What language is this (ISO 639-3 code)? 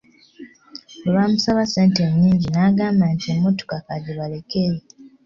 lug